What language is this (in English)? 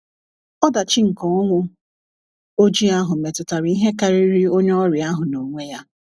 Igbo